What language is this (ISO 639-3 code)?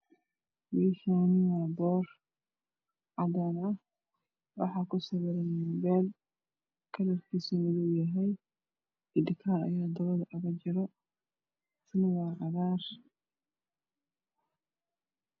som